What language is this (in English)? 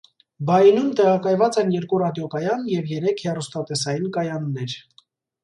Armenian